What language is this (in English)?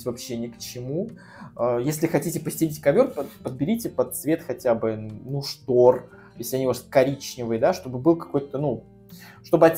Russian